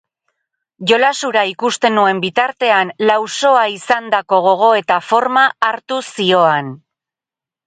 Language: Basque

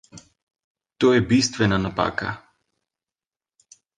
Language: Slovenian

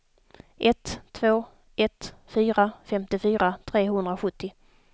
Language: Swedish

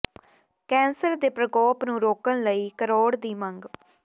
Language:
Punjabi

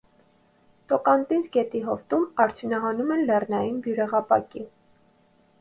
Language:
Armenian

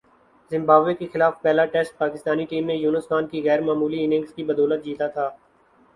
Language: Urdu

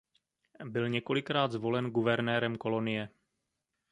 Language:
Czech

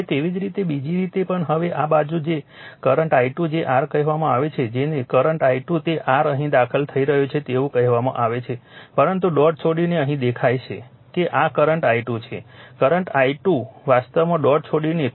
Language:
Gujarati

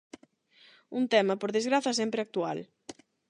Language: Galician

